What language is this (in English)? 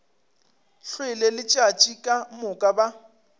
Northern Sotho